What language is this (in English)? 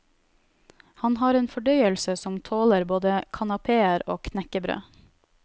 Norwegian